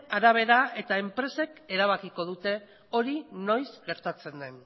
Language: Basque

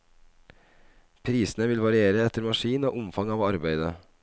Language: Norwegian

